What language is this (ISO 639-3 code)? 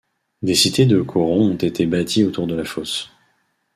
fra